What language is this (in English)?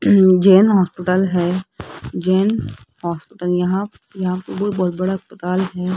Hindi